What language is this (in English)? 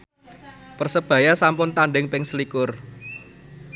Javanese